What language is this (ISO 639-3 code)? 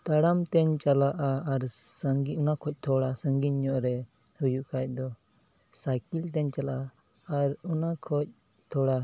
sat